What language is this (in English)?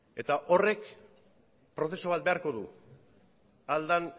Basque